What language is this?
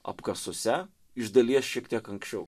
Lithuanian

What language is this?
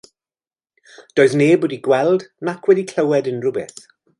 Welsh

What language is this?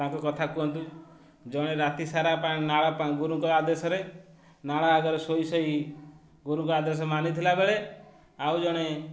Odia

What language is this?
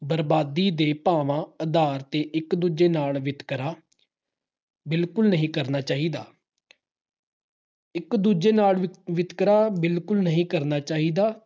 Punjabi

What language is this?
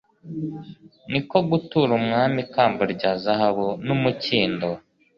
Kinyarwanda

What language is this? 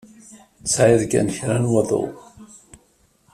Kabyle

